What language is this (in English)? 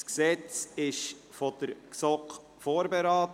Swiss German